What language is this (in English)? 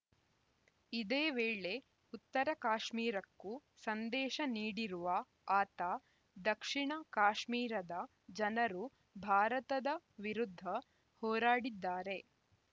Kannada